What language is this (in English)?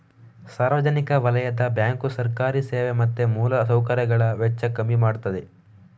Kannada